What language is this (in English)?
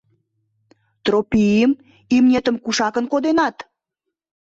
Mari